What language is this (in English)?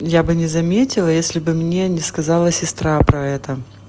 Russian